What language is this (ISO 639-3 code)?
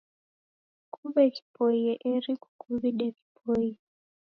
dav